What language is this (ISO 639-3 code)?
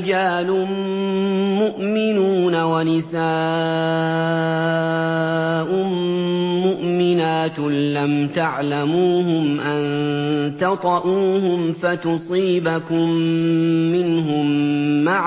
ara